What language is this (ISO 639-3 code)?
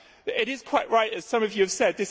eng